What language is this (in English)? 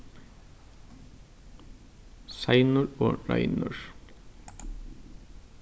Faroese